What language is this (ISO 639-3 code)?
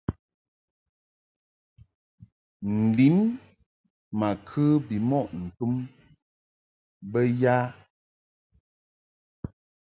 mhk